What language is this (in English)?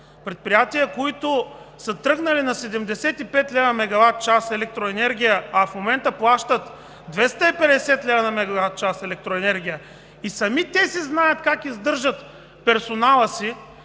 Bulgarian